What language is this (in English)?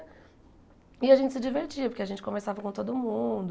Portuguese